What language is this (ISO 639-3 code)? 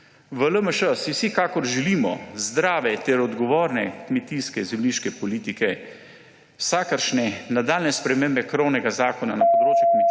slv